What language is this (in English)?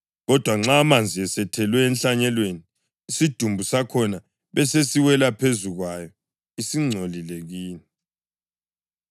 North Ndebele